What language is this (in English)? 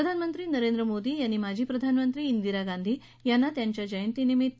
Marathi